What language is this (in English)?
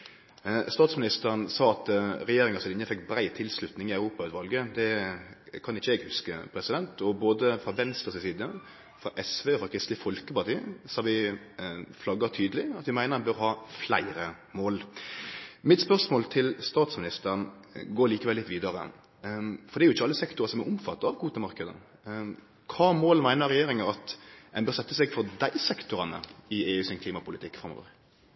Norwegian Nynorsk